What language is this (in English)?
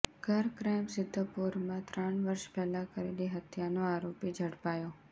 Gujarati